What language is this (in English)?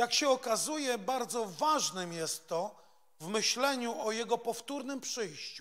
Polish